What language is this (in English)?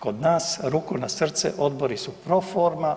Croatian